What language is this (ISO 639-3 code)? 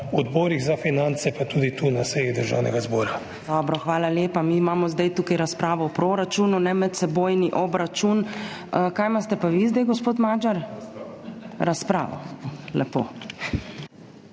slv